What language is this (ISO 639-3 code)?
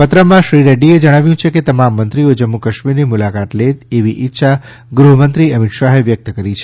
guj